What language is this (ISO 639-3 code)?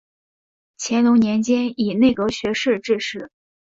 zho